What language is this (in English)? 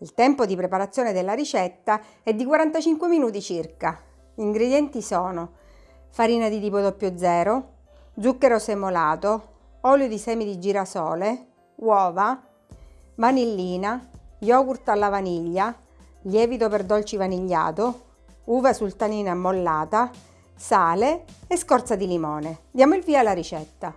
Italian